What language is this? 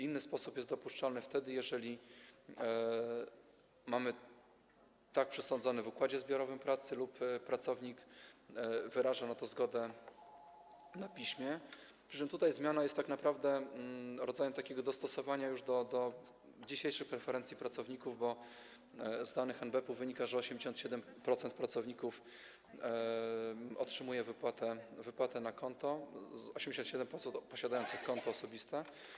Polish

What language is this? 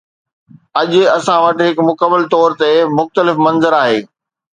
Sindhi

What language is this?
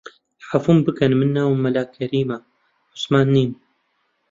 Central Kurdish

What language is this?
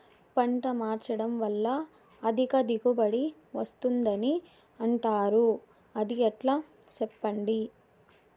Telugu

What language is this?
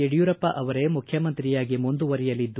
Kannada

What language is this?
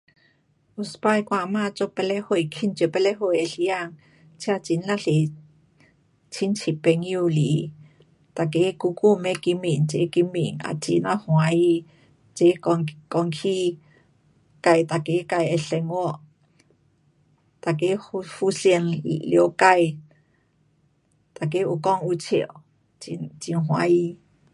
Pu-Xian Chinese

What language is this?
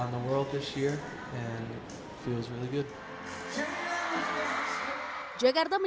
Indonesian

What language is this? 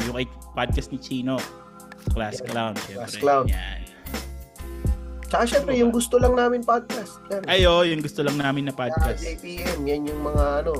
Filipino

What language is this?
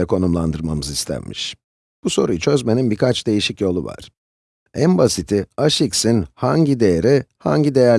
Turkish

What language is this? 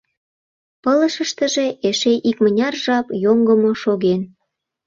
Mari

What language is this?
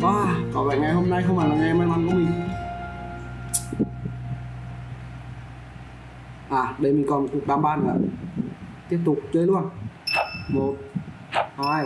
Vietnamese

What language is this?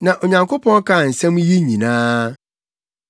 Akan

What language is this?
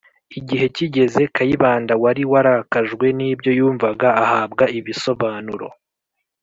Kinyarwanda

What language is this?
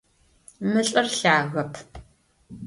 Adyghe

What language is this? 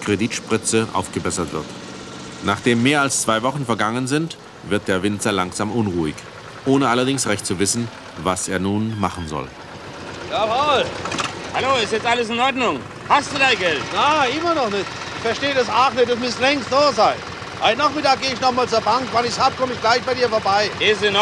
German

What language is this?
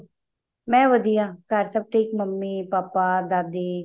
Punjabi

